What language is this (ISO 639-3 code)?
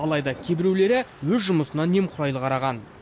kaz